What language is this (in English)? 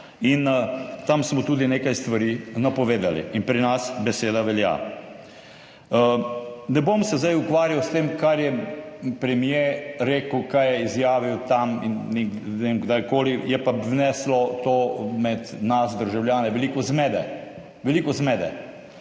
Slovenian